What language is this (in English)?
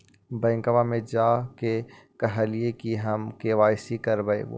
Magahi